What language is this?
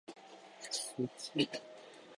Japanese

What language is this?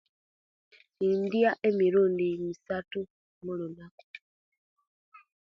Kenyi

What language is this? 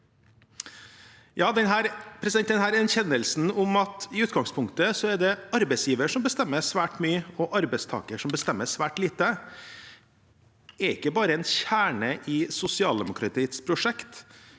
Norwegian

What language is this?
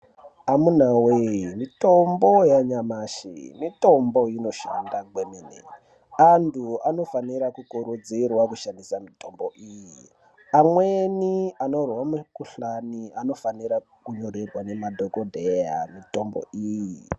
Ndau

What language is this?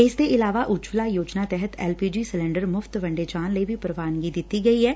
Punjabi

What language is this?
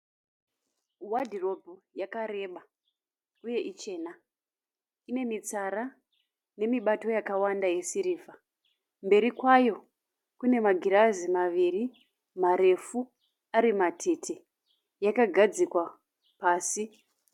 Shona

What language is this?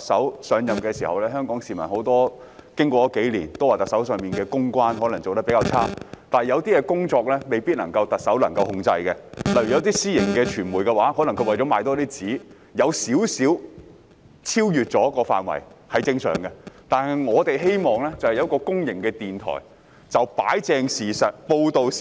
Cantonese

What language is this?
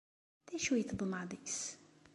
Kabyle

